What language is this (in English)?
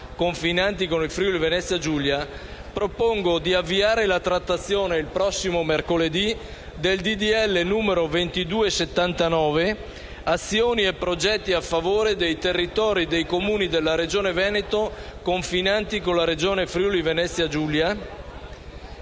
Italian